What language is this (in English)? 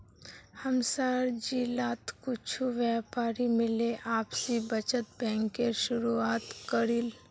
Magahi